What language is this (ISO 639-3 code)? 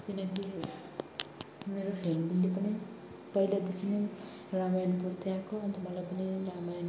nep